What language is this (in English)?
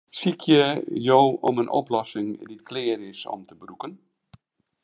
Western Frisian